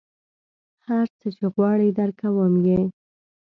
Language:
Pashto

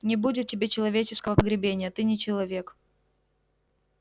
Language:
Russian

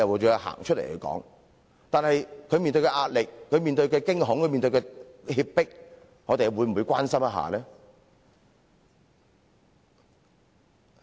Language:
Cantonese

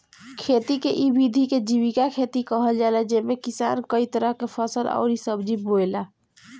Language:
Bhojpuri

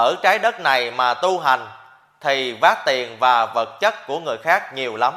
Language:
Vietnamese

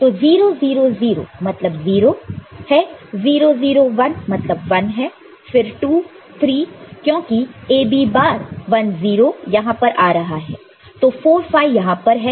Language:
Hindi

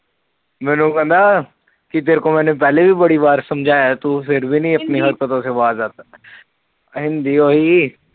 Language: Punjabi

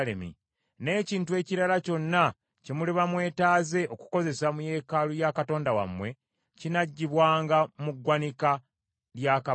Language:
Ganda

